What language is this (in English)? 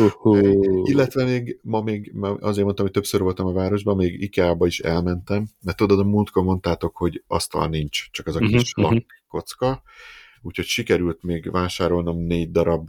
Hungarian